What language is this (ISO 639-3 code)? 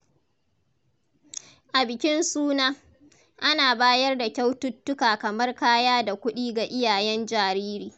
hau